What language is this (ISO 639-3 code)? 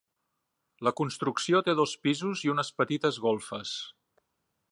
cat